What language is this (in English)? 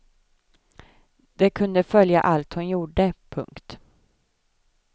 Swedish